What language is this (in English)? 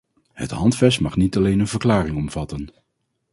Dutch